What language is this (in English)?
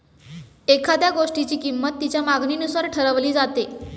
Marathi